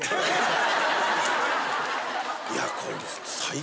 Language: Japanese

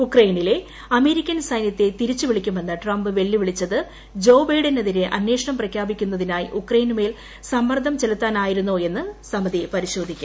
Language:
Malayalam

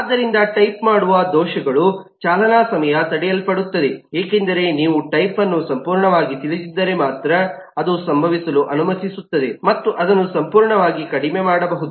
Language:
Kannada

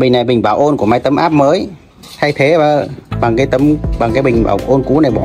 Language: Vietnamese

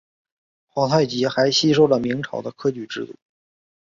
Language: Chinese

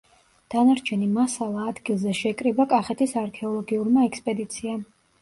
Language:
Georgian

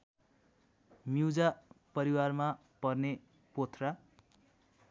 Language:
Nepali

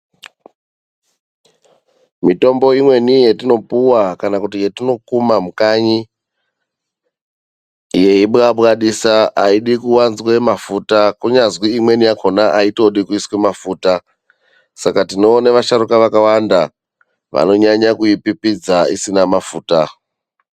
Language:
Ndau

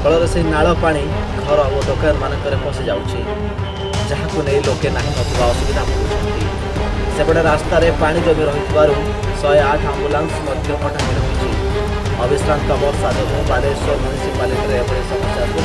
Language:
Hindi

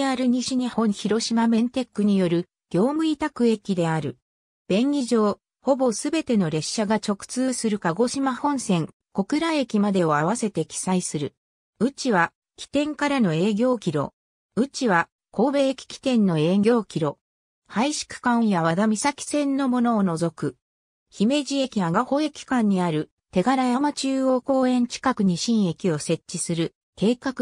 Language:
Japanese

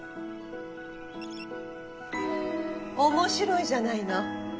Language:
Japanese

